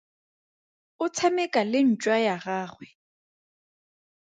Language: Tswana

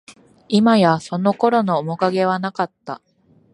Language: Japanese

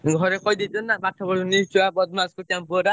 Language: Odia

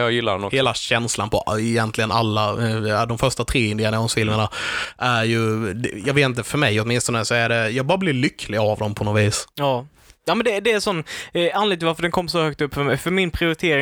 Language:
Swedish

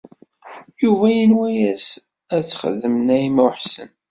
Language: Kabyle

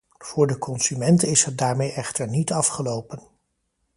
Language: Dutch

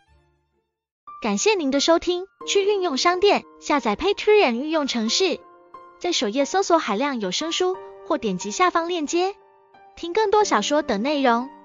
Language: Chinese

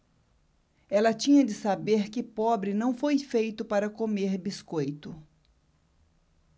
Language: Portuguese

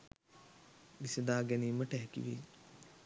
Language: Sinhala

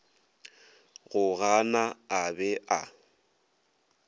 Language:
Northern Sotho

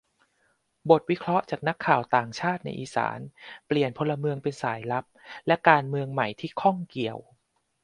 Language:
Thai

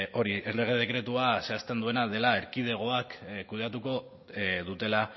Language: Basque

